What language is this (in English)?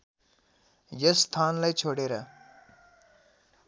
Nepali